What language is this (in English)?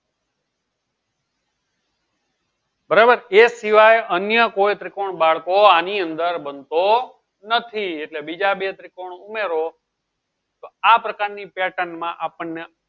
Gujarati